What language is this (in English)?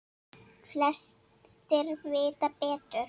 Icelandic